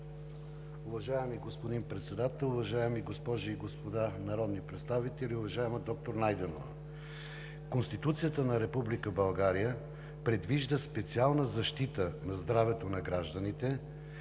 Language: Bulgarian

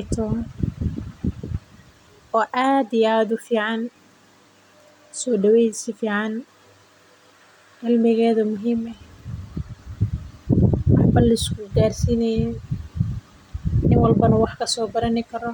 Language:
Somali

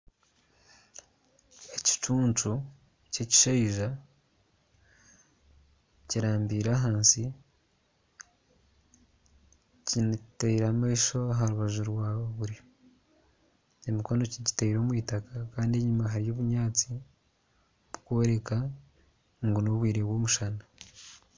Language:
Nyankole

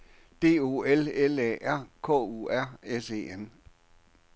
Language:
Danish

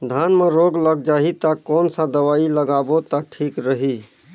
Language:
Chhattisgarhi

